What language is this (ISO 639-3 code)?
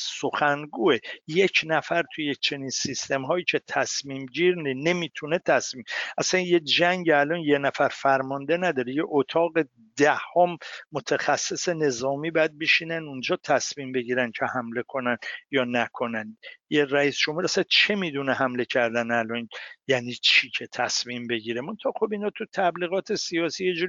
fas